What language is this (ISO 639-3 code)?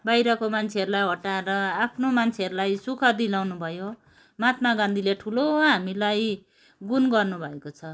nep